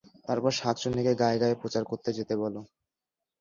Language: Bangla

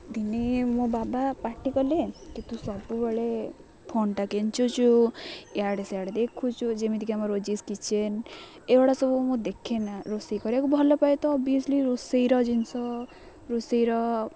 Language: Odia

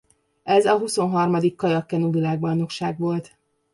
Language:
Hungarian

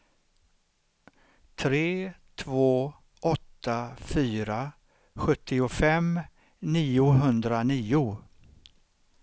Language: Swedish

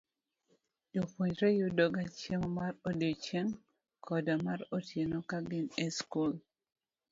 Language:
Luo (Kenya and Tanzania)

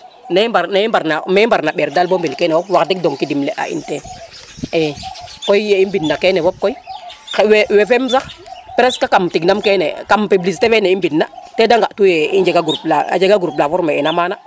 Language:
Serer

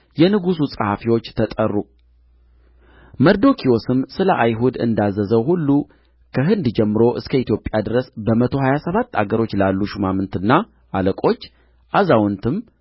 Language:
Amharic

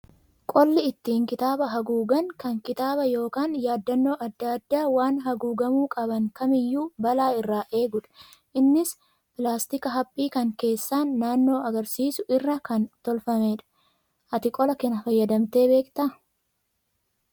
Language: Oromo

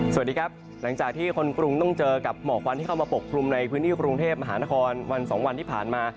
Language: Thai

